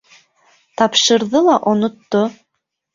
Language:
Bashkir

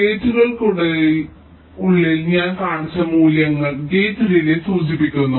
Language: Malayalam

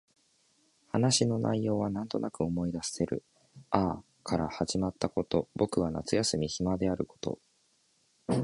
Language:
Japanese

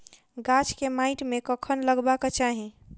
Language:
Maithili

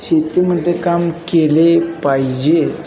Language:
Marathi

